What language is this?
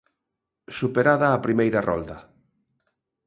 Galician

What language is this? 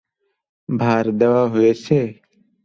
Bangla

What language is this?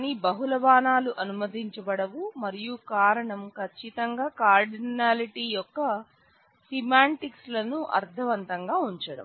Telugu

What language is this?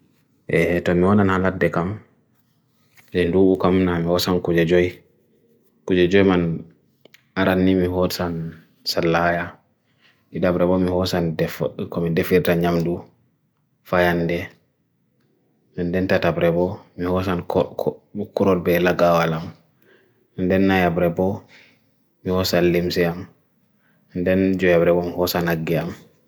Bagirmi Fulfulde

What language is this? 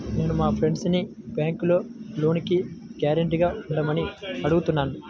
Telugu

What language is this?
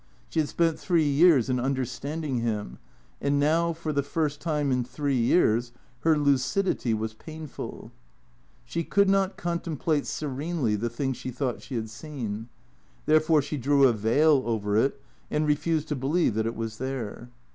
English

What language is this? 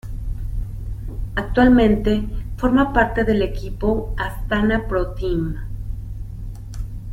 Spanish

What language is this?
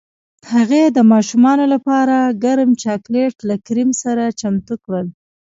Pashto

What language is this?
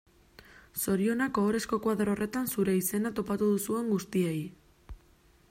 Basque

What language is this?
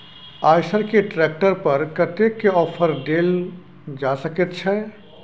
Maithili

